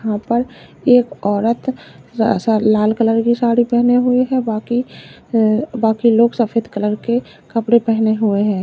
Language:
Hindi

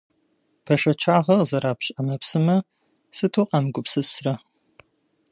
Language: Kabardian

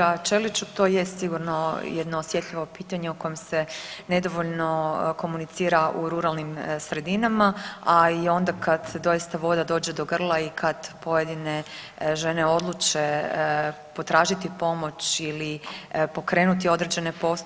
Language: Croatian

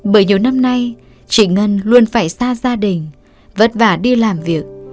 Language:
Vietnamese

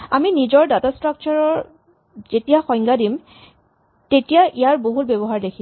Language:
Assamese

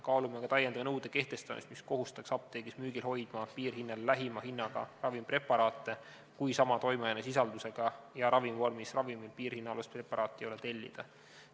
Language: Estonian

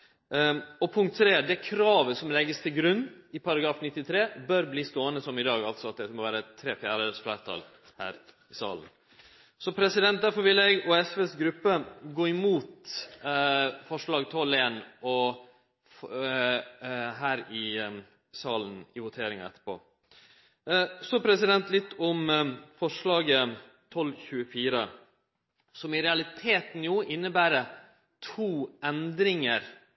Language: Norwegian Nynorsk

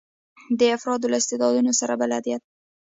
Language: Pashto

